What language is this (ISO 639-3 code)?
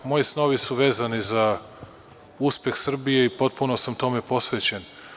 srp